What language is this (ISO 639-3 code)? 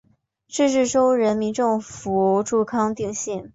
zho